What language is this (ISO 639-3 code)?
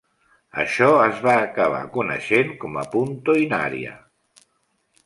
cat